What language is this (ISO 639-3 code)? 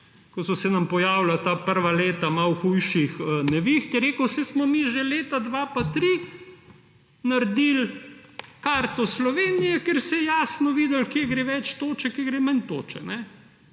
slv